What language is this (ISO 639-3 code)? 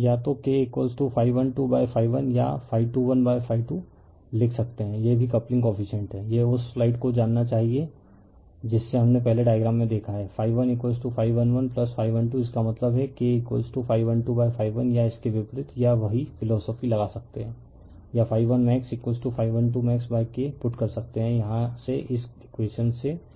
hin